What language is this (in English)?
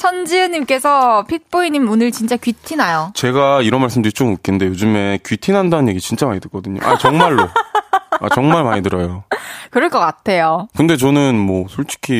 Korean